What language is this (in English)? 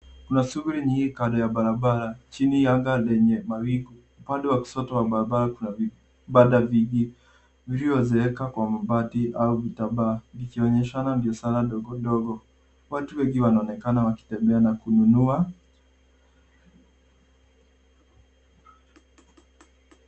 Swahili